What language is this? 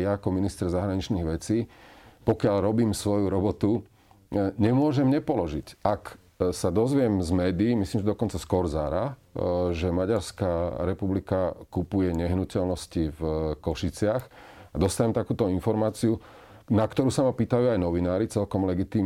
Slovak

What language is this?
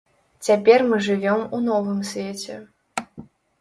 Belarusian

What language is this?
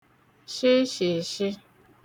Igbo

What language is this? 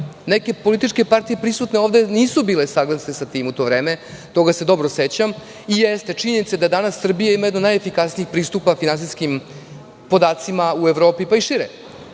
Serbian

